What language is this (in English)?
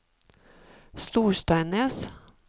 Norwegian